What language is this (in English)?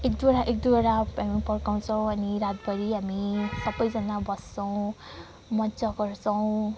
Nepali